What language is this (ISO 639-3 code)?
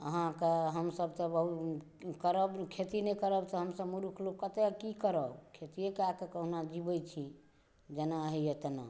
mai